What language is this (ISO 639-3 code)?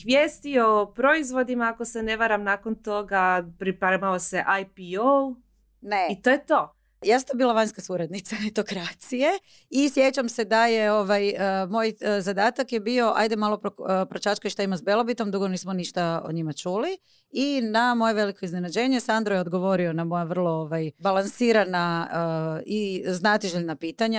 hrv